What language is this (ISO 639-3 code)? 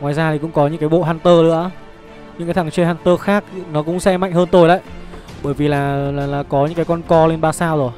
vie